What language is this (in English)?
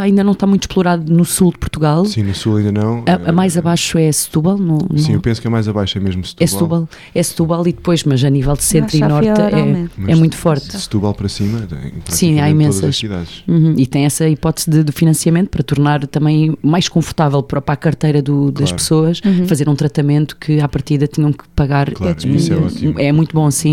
Portuguese